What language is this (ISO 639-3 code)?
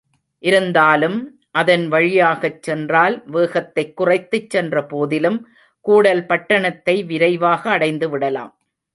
tam